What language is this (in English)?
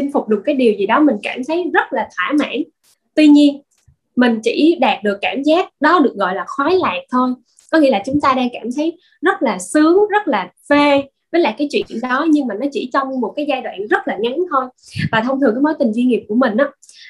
Vietnamese